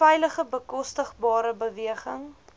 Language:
Afrikaans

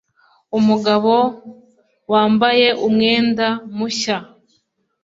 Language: Kinyarwanda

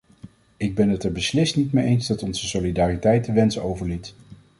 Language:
Dutch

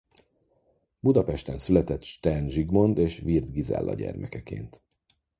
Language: Hungarian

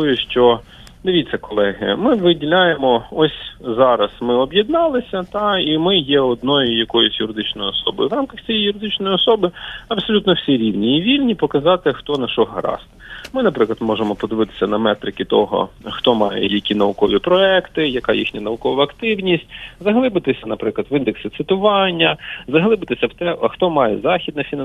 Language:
Ukrainian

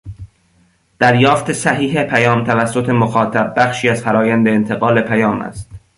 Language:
Persian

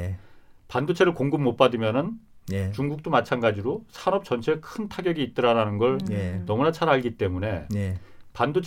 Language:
Korean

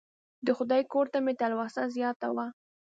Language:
Pashto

